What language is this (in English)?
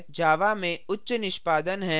Hindi